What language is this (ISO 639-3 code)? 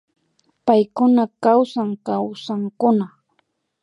qvi